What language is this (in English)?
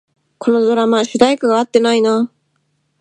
Japanese